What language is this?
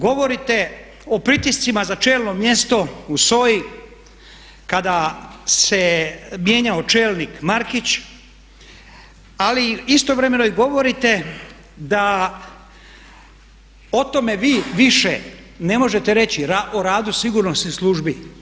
Croatian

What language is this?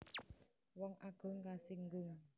Javanese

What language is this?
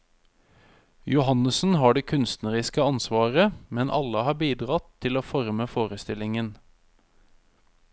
Norwegian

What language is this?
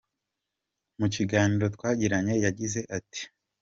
Kinyarwanda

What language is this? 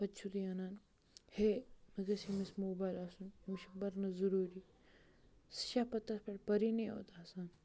Kashmiri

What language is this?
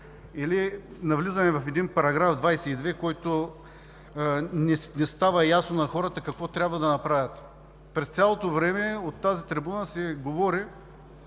Bulgarian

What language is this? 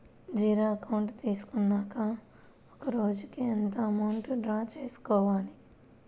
Telugu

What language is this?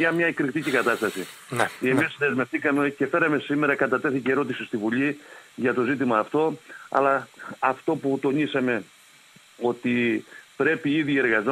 Greek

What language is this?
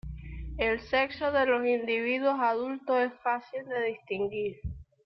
Spanish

